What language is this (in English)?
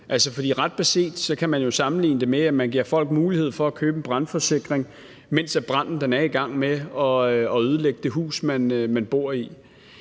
Danish